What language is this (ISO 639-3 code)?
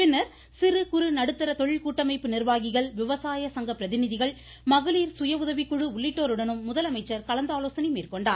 tam